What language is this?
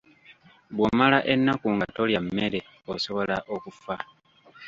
Ganda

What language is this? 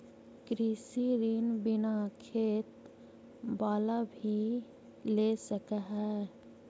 Magahi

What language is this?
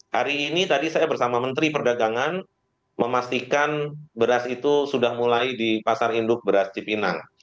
Indonesian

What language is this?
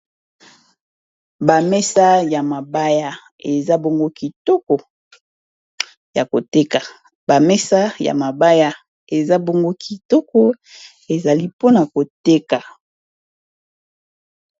Lingala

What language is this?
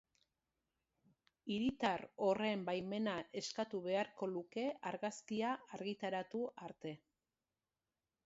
Basque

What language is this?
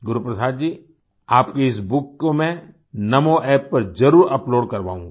Hindi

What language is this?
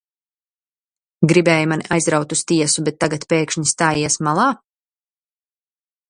Latvian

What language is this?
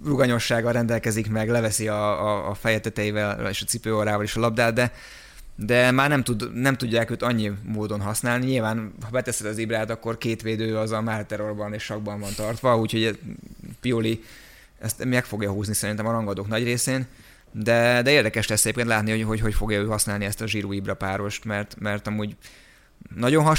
Hungarian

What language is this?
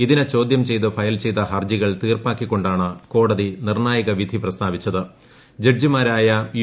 Malayalam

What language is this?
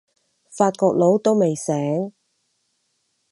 Cantonese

